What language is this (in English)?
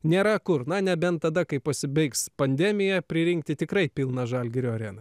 Lithuanian